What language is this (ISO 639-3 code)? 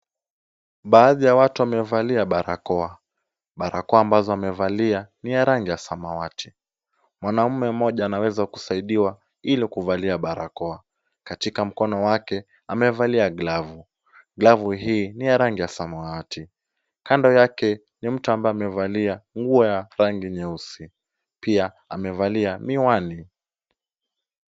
swa